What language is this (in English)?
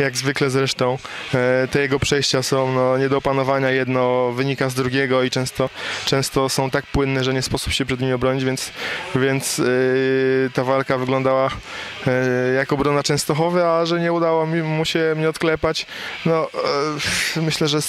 Polish